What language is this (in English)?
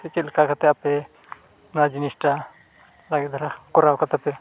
Santali